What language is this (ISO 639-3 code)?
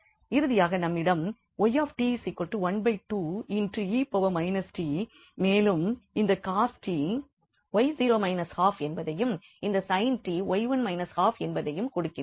tam